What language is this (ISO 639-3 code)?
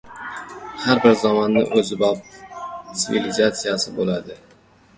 uzb